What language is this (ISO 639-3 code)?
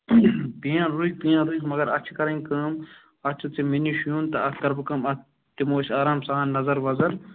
kas